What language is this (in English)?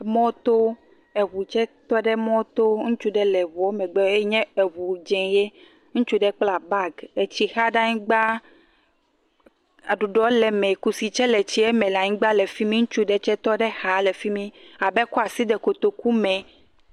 Ewe